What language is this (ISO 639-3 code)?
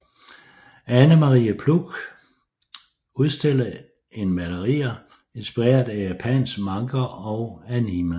dan